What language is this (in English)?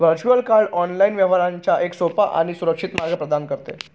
Marathi